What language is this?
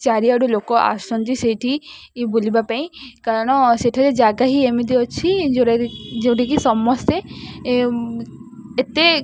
Odia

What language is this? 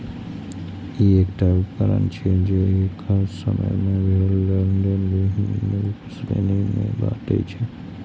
Maithili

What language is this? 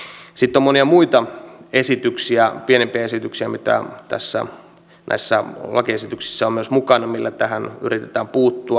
Finnish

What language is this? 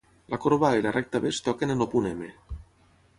Catalan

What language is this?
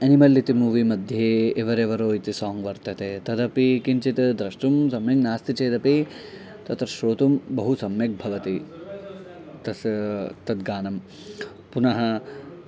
Sanskrit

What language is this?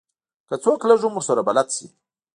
Pashto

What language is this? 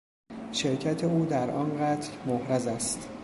Persian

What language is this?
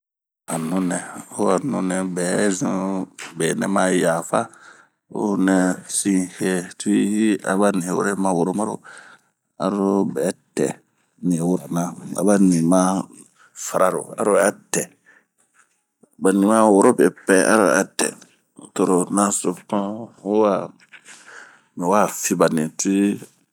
Bomu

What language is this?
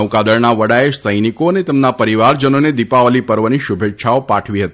Gujarati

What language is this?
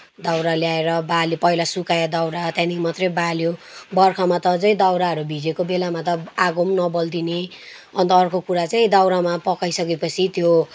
Nepali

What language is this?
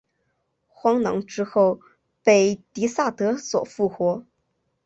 Chinese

